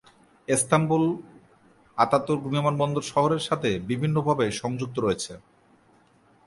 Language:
Bangla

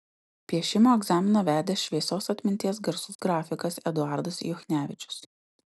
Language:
Lithuanian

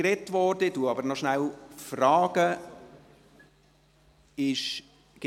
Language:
Swiss German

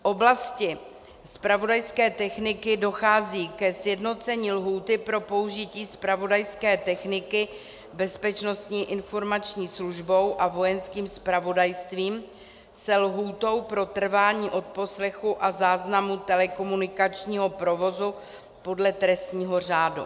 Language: Czech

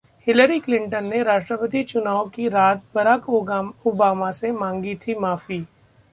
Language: Hindi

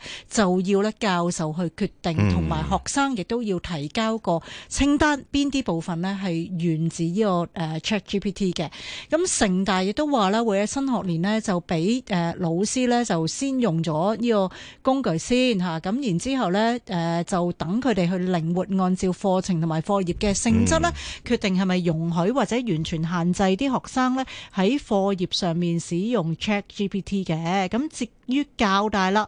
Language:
Chinese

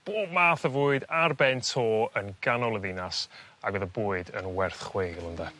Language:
Welsh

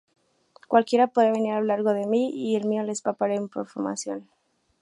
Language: Spanish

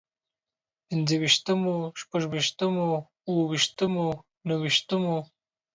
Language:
Pashto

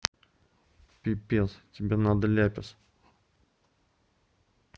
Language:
Russian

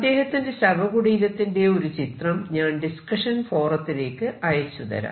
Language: Malayalam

